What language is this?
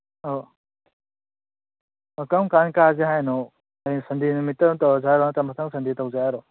Manipuri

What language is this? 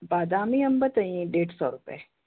Sindhi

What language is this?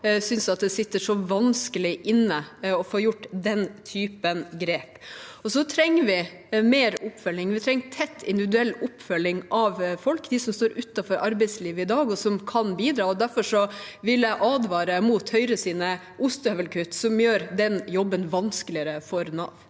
Norwegian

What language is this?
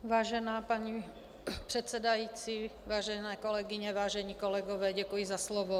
Czech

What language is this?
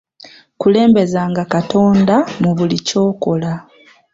Ganda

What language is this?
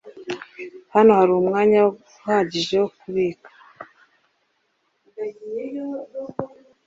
Kinyarwanda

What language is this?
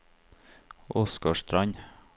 Norwegian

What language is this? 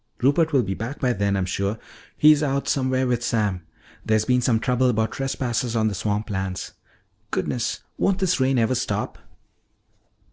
English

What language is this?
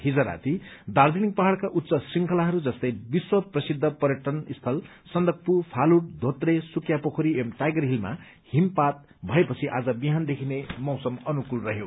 Nepali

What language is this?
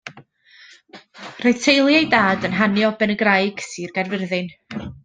Welsh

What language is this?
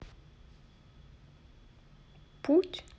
Russian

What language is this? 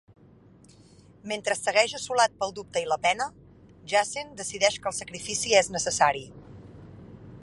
Catalan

